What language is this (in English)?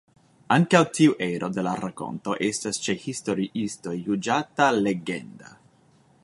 Esperanto